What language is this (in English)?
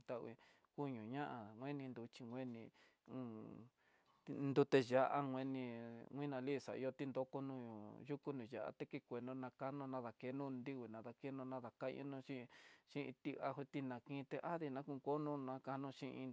Tidaá Mixtec